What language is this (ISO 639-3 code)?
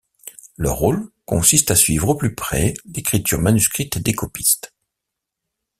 fra